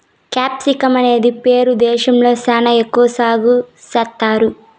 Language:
Telugu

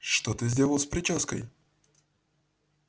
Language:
Russian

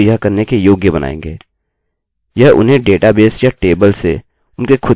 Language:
Hindi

